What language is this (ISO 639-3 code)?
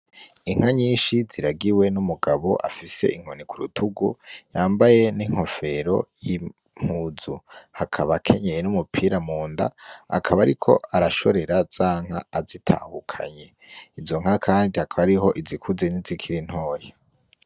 run